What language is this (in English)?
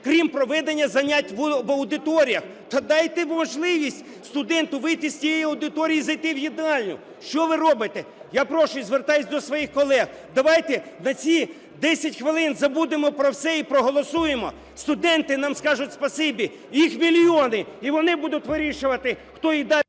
Ukrainian